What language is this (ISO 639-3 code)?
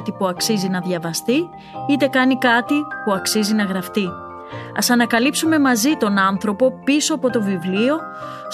ell